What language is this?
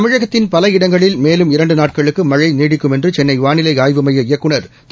Tamil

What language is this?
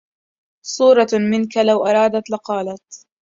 Arabic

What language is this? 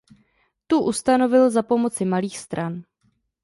Czech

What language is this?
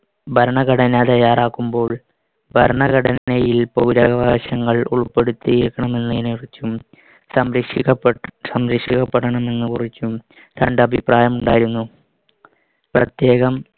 Malayalam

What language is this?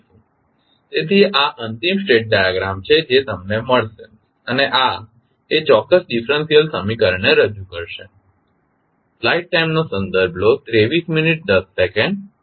Gujarati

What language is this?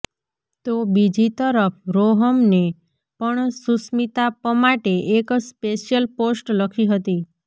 Gujarati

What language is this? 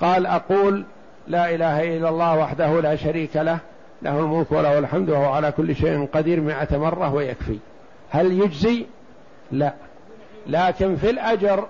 Arabic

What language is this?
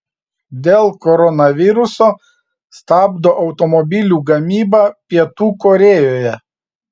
Lithuanian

